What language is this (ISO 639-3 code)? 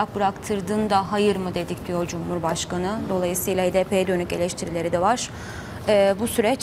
tur